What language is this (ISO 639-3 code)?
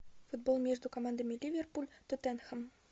rus